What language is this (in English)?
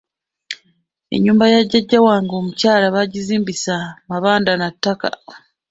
Ganda